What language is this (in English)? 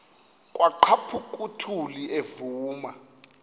Xhosa